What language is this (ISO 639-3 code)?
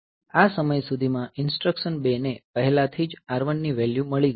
guj